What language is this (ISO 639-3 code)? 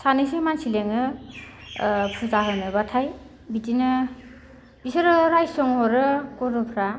brx